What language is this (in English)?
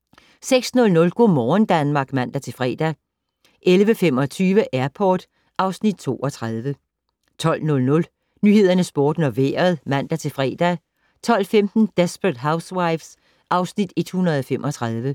Danish